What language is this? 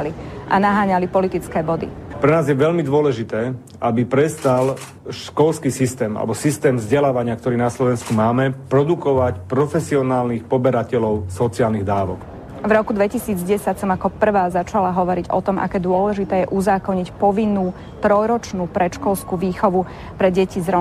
Slovak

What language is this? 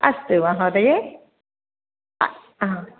Sanskrit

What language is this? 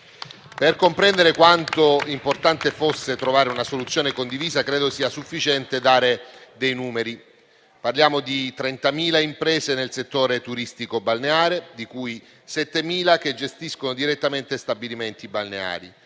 Italian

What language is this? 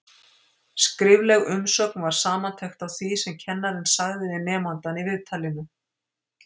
Icelandic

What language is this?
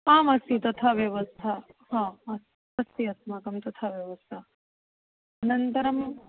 Sanskrit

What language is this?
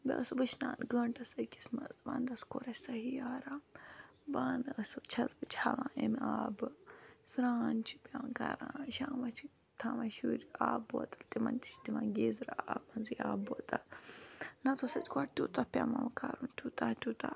Kashmiri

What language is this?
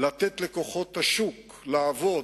Hebrew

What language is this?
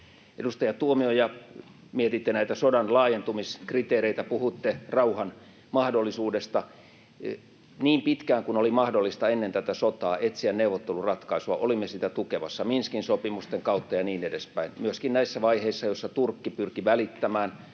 Finnish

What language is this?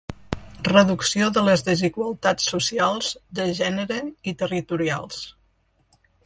Catalan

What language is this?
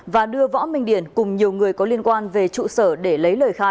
Vietnamese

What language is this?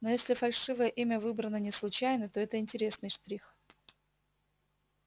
Russian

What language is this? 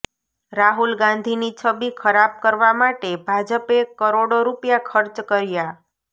Gujarati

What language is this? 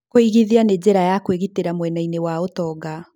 Kikuyu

